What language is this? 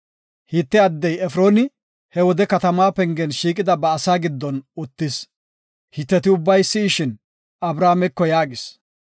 Gofa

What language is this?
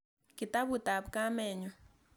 Kalenjin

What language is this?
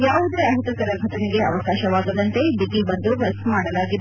Kannada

